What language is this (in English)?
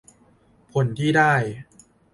Thai